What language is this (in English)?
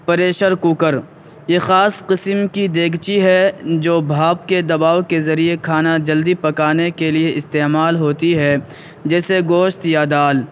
Urdu